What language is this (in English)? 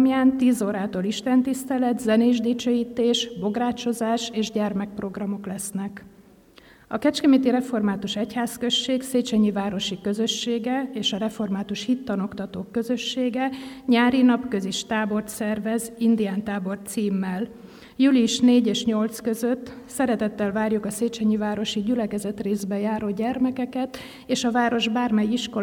Hungarian